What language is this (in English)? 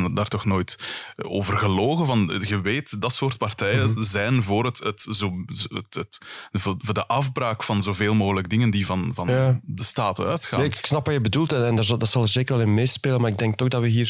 Dutch